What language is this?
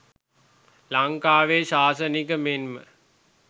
Sinhala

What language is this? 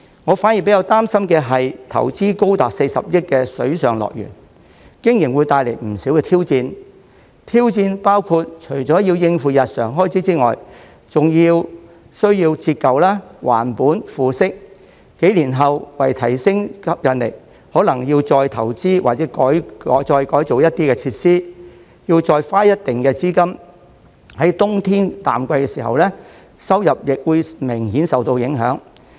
Cantonese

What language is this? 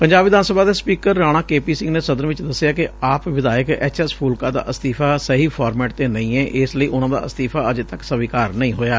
Punjabi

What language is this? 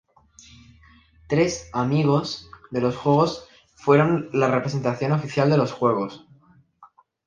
Spanish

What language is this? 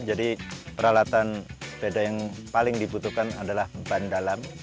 Indonesian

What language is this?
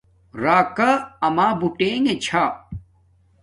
Domaaki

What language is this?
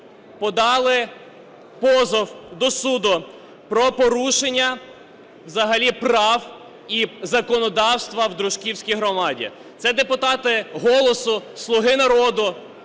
Ukrainian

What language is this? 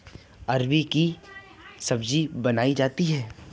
Hindi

